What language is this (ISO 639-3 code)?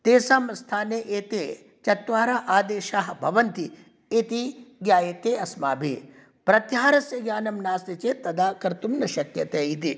san